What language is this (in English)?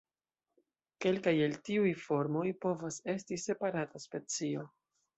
Esperanto